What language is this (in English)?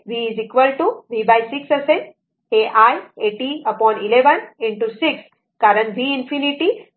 Marathi